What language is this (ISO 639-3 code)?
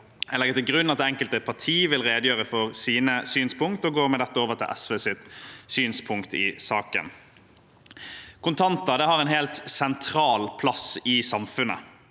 nor